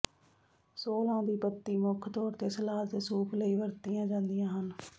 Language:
Punjabi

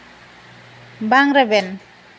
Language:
Santali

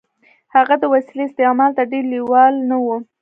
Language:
Pashto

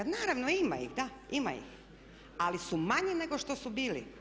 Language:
Croatian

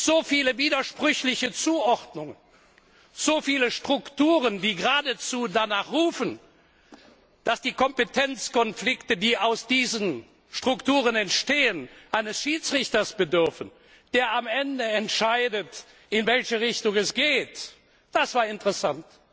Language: German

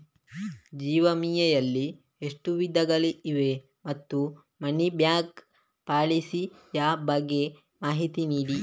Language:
Kannada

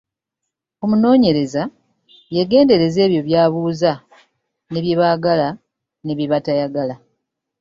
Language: Ganda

